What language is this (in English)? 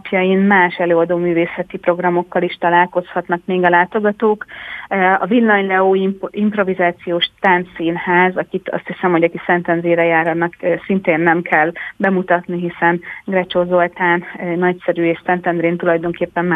Hungarian